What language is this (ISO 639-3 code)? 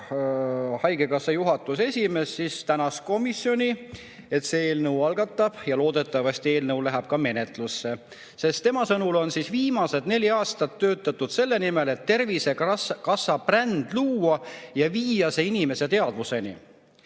est